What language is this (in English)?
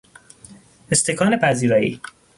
Persian